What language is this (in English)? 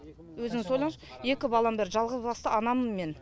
Kazakh